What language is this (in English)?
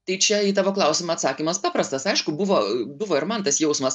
Lithuanian